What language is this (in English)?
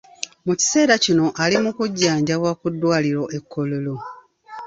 Ganda